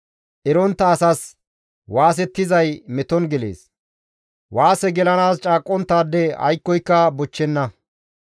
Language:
Gamo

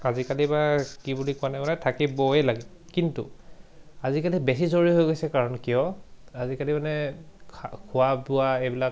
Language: Assamese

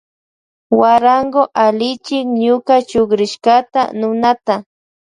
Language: Loja Highland Quichua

